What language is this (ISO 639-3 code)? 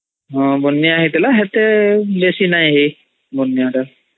ori